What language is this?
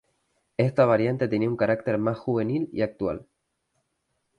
Spanish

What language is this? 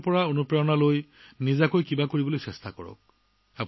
Assamese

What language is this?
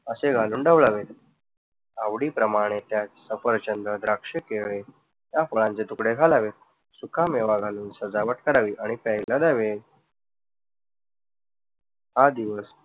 Marathi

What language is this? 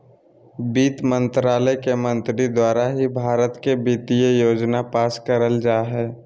Magahi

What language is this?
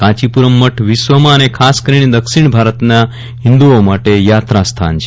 Gujarati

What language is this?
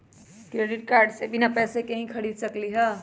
Magahi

